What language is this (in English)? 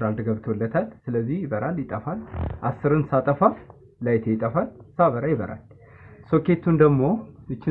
Turkish